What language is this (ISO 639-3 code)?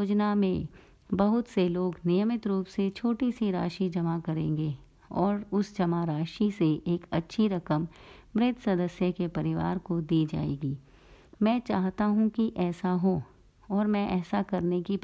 hin